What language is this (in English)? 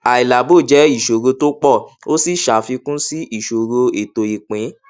Yoruba